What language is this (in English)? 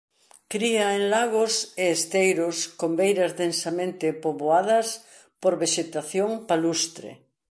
Galician